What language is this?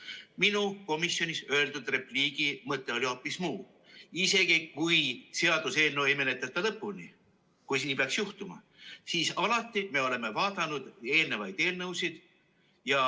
Estonian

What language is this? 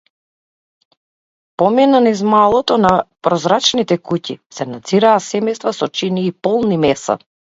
Macedonian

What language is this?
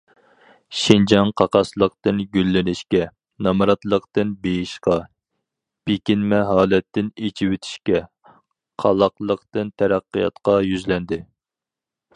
Uyghur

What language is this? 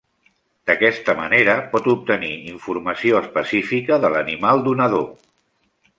Catalan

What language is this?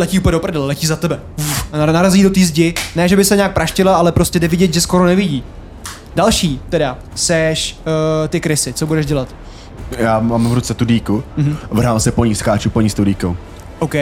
Czech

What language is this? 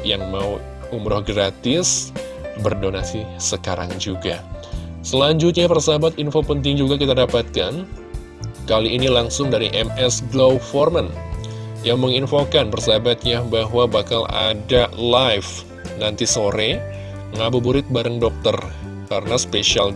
Indonesian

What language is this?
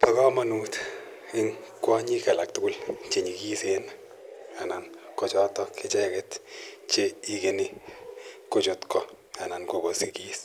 Kalenjin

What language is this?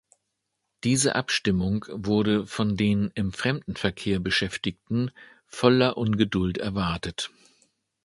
German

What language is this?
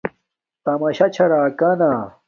Domaaki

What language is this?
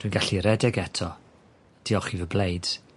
Welsh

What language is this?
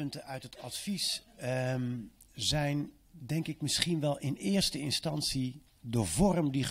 Dutch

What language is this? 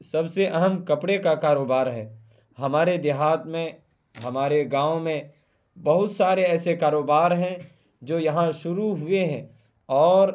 Urdu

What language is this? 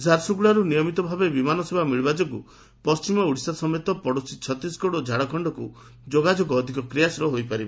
Odia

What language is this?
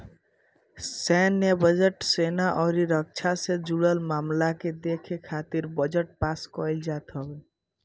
Bhojpuri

